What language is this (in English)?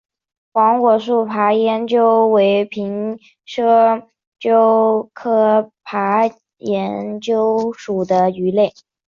Chinese